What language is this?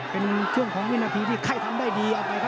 Thai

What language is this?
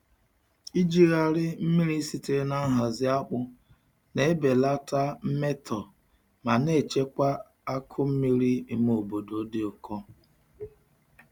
Igbo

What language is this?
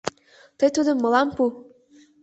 Mari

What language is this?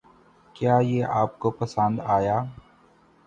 Urdu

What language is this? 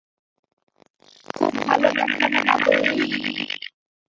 Bangla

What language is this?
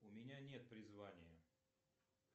Russian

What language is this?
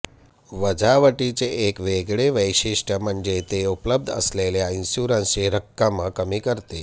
Marathi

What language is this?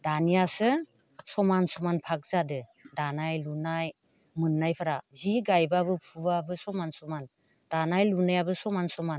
Bodo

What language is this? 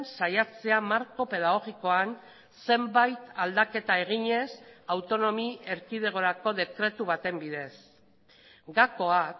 Basque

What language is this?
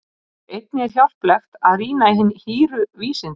Icelandic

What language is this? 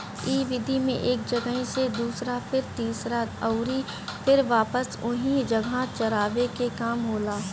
Bhojpuri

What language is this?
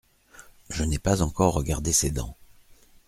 French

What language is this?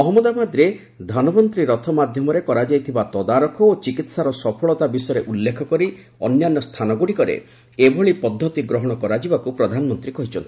Odia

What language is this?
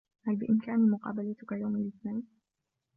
Arabic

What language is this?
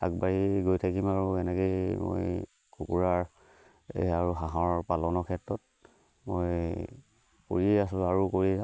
Assamese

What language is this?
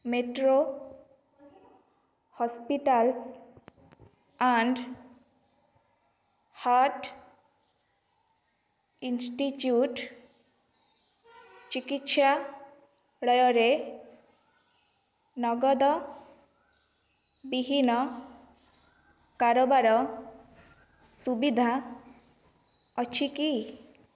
Odia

